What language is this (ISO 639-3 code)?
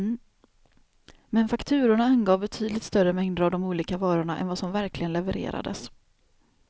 swe